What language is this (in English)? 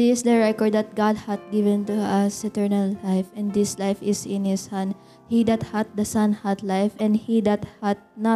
Filipino